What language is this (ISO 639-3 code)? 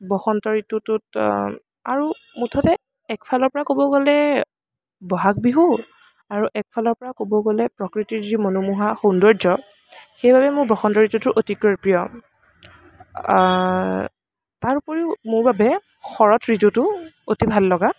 asm